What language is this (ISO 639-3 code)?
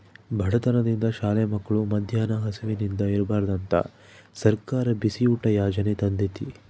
kan